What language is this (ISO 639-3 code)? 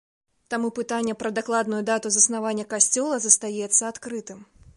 bel